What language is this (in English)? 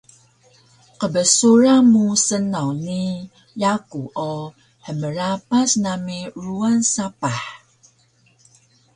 Taroko